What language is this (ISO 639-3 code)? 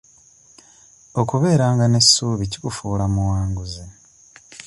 lug